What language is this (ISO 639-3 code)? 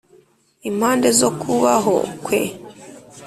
kin